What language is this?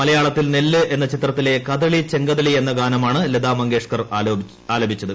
Malayalam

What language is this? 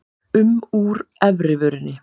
Icelandic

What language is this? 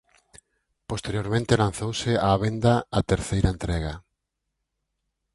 Galician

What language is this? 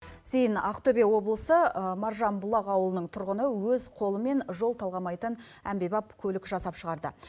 Kazakh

